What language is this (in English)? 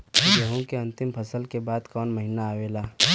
Bhojpuri